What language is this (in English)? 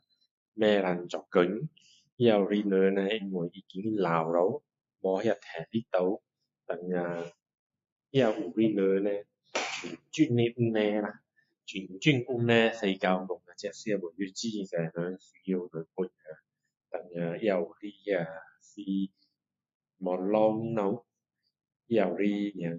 Min Dong Chinese